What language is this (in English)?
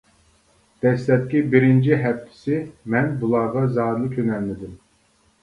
Uyghur